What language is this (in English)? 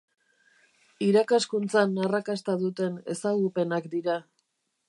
Basque